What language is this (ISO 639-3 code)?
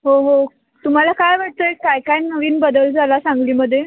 mar